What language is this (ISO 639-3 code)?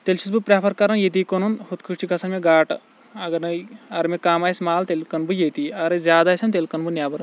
kas